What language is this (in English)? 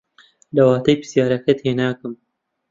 Central Kurdish